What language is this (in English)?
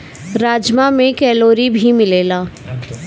Bhojpuri